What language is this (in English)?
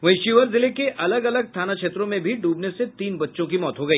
Hindi